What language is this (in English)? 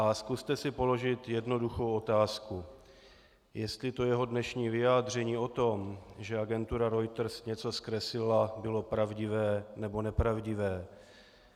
Czech